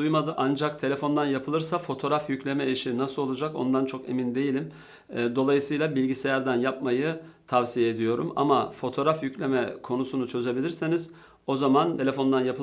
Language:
Turkish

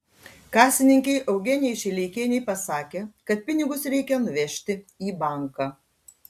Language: Lithuanian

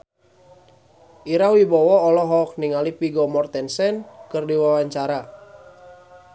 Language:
Sundanese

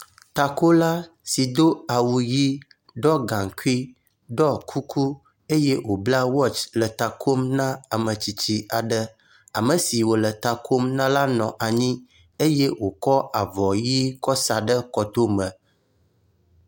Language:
Ewe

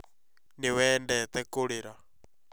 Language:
Kikuyu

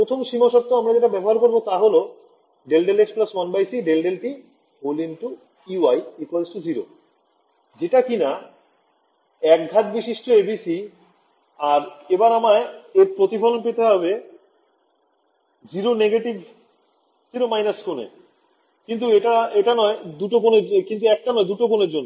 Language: Bangla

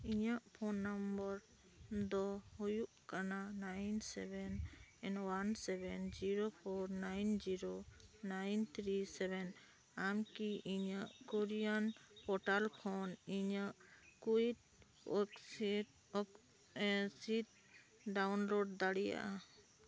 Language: Santali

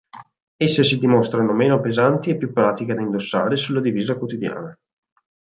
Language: Italian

